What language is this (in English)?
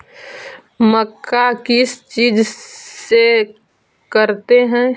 Magahi